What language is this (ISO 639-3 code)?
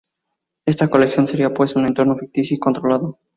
spa